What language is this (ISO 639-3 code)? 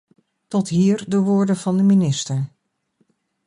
nld